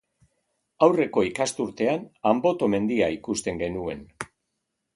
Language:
Basque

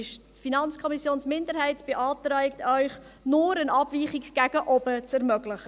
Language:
Swiss German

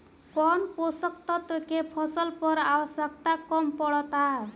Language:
Bhojpuri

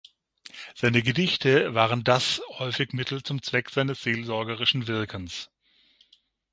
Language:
German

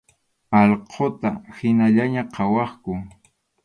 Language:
Arequipa-La Unión Quechua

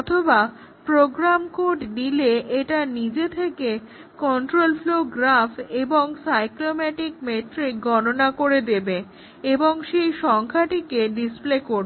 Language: Bangla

